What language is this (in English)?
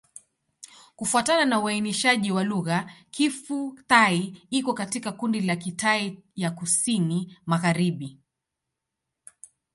Swahili